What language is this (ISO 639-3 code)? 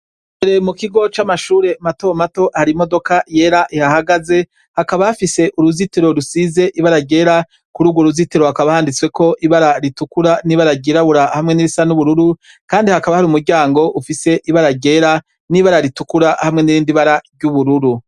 run